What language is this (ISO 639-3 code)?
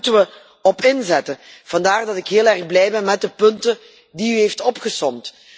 nld